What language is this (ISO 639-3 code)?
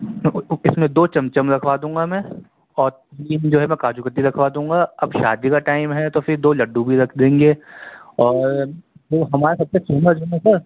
urd